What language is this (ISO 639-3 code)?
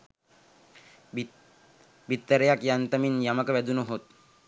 sin